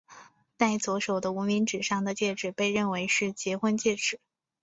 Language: Chinese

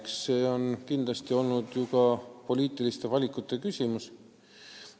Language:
Estonian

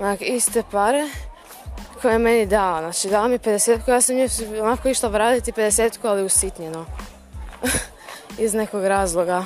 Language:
Croatian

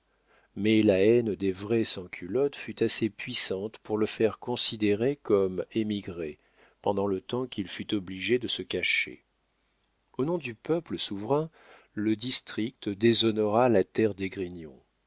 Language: French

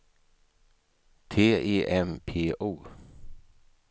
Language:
Swedish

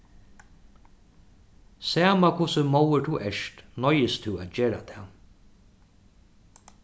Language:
Faroese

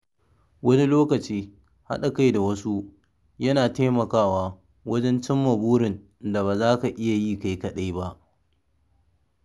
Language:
Hausa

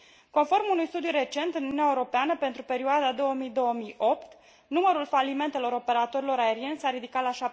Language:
Romanian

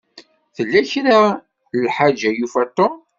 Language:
Kabyle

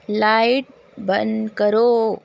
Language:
Urdu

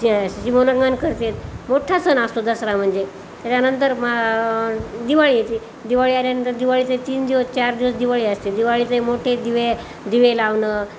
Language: Marathi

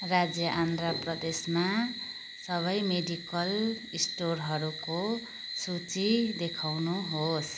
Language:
Nepali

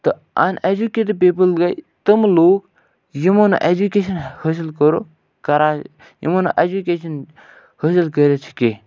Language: Kashmiri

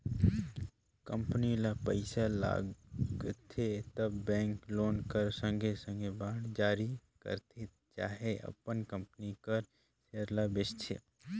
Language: Chhattisgarhi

